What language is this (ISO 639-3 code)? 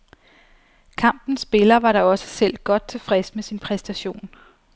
dan